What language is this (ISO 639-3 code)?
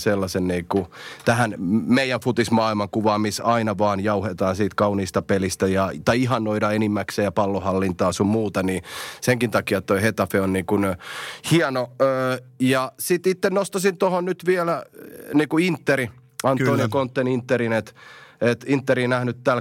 fin